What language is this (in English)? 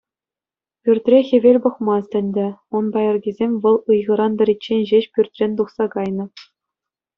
Chuvash